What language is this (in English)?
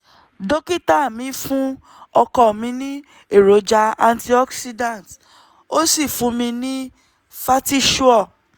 Yoruba